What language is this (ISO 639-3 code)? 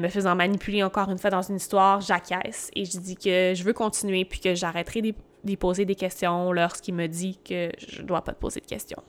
fra